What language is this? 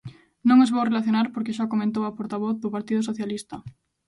Galician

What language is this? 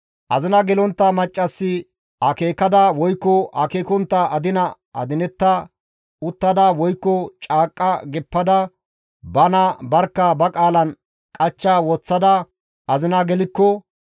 Gamo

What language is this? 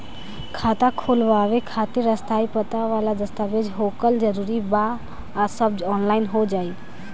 Bhojpuri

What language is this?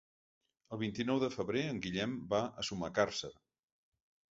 Catalan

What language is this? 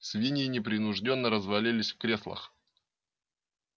Russian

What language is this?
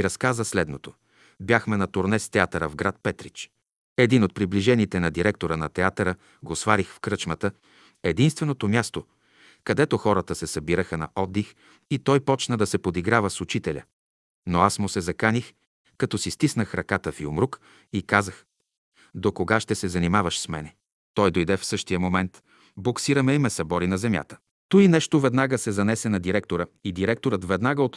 Bulgarian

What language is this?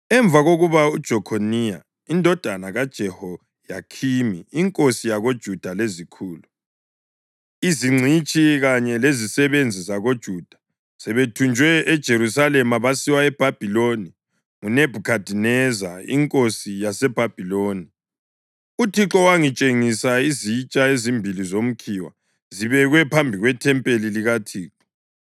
North Ndebele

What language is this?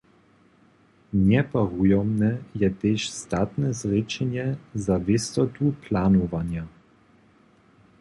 Upper Sorbian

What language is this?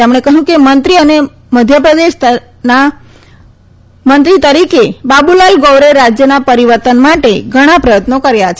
Gujarati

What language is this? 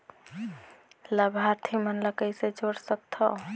Chhattisgarhi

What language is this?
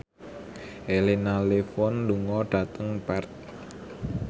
Javanese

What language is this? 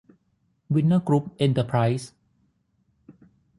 Thai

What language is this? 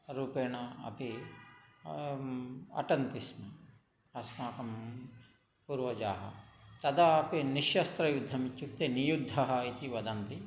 Sanskrit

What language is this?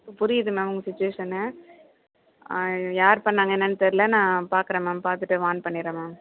Tamil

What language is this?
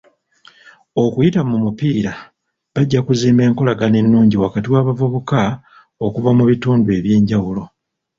Ganda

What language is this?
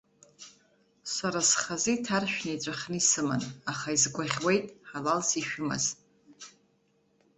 Abkhazian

